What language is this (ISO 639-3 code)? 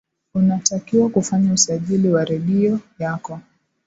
swa